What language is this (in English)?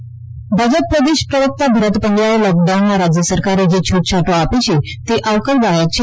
Gujarati